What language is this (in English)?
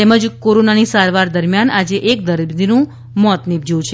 Gujarati